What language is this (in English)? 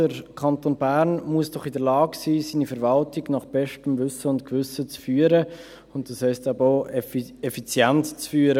Swiss German